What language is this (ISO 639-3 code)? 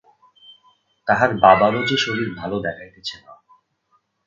ben